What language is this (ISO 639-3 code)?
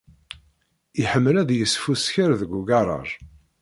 kab